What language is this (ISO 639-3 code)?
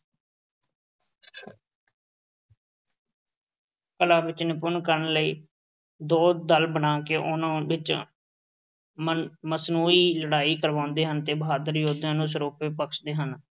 pan